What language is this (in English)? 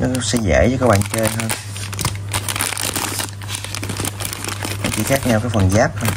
Vietnamese